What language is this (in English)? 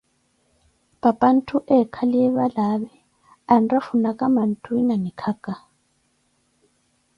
Koti